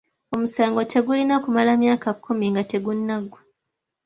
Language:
Ganda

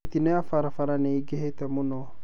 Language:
Kikuyu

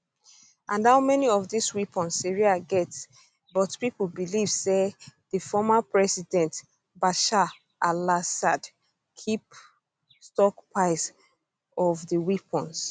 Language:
Nigerian Pidgin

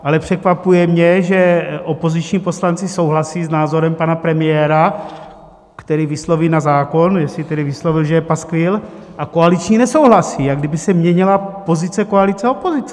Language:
Czech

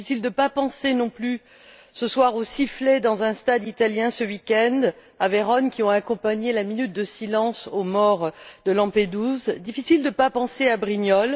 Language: French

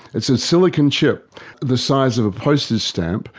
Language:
English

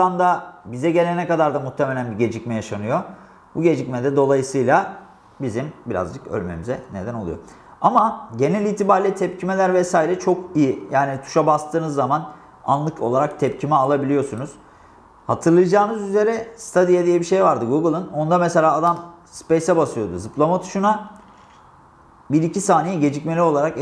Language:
Turkish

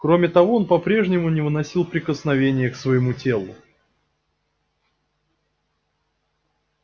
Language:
Russian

